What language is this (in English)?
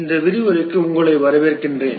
Tamil